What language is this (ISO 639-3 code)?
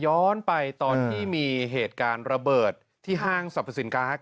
tha